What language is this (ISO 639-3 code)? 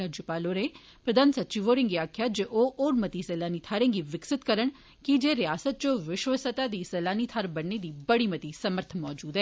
doi